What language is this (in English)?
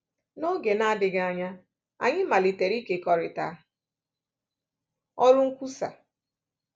Igbo